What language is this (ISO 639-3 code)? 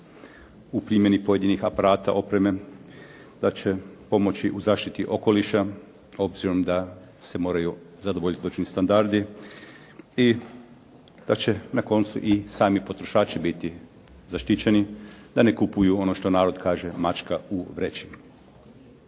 hrv